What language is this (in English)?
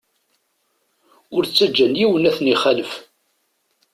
Kabyle